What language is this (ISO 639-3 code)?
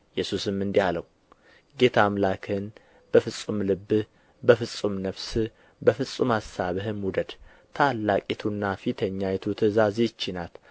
amh